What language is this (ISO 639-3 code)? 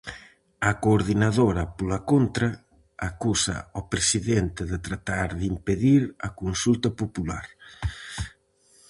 glg